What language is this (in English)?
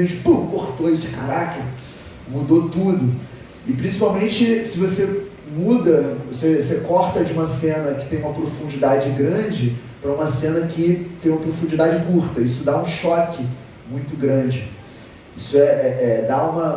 Portuguese